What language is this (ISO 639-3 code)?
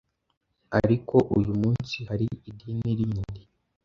kin